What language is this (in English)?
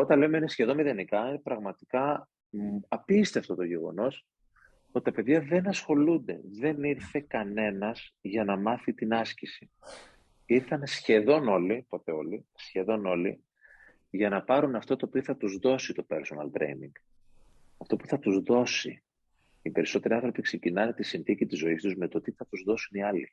Greek